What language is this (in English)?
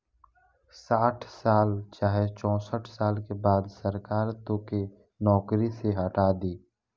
Bhojpuri